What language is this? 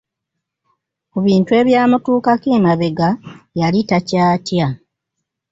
Ganda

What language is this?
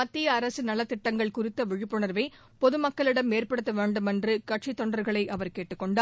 Tamil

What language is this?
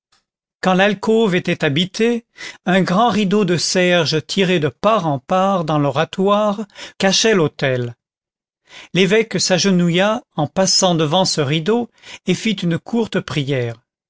French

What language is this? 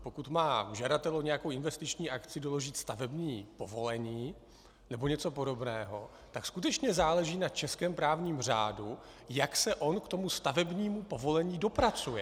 Czech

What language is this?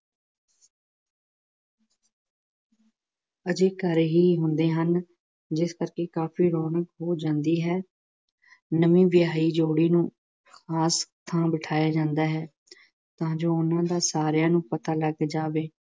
Punjabi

